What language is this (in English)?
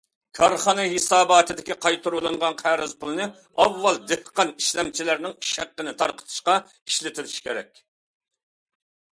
Uyghur